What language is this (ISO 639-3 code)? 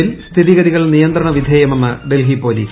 mal